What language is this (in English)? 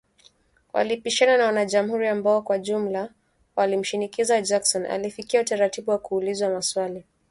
Swahili